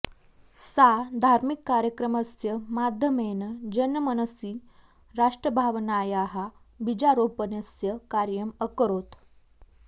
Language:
Sanskrit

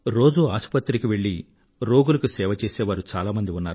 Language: Telugu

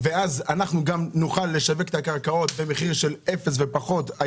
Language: Hebrew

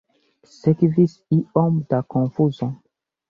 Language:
Esperanto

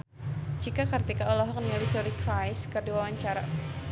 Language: Sundanese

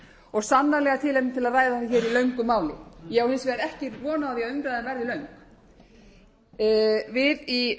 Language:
Icelandic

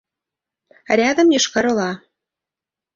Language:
Mari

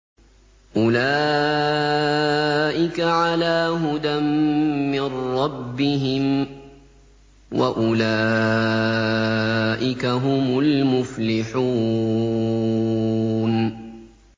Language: Arabic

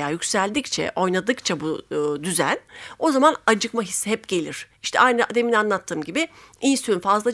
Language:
Turkish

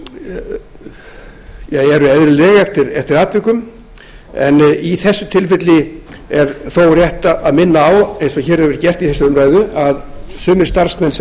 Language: Icelandic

